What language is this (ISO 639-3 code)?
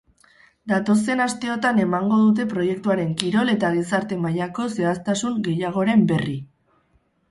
eus